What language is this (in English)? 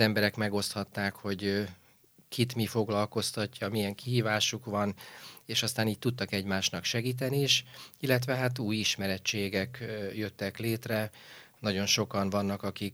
Hungarian